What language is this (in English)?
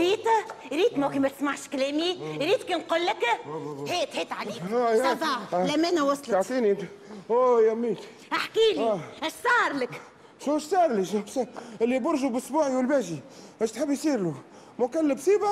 Arabic